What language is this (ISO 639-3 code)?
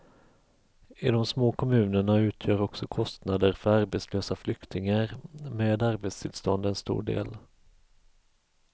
swe